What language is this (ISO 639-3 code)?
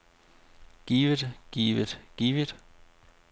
dan